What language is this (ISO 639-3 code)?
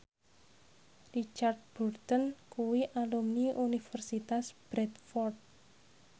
jav